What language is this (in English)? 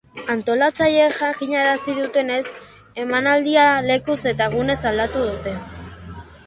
Basque